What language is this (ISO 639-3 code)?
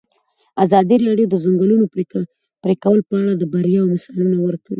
pus